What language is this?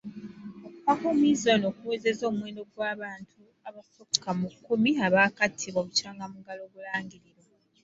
Ganda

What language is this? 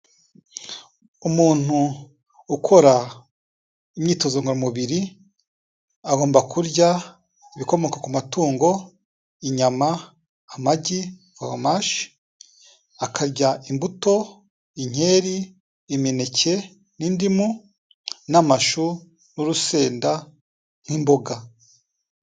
Kinyarwanda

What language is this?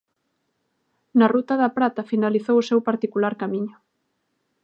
Galician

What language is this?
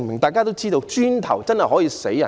Cantonese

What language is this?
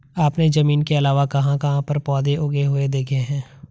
Hindi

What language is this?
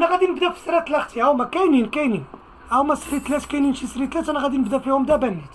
Arabic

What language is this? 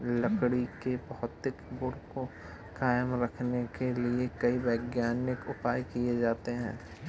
Hindi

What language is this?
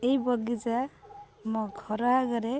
Odia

